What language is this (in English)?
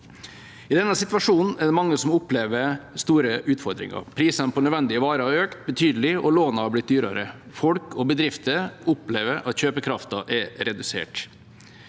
Norwegian